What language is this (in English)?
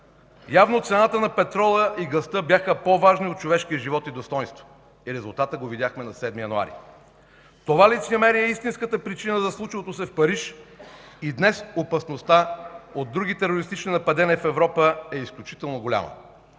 Bulgarian